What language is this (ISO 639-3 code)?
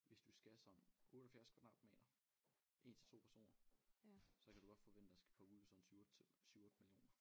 dan